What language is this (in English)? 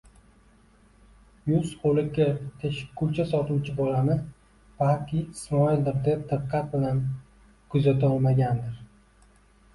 Uzbek